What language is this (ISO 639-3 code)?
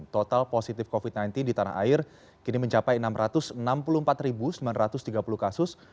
ind